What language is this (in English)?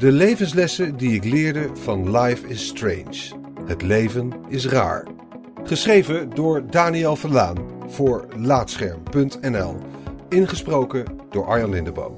Dutch